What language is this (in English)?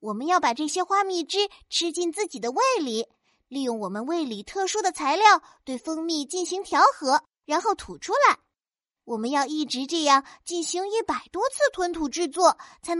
Chinese